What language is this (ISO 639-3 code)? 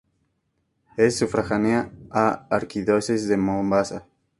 spa